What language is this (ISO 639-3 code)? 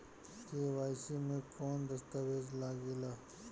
bho